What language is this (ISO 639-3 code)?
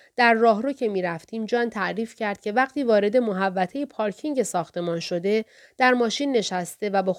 fas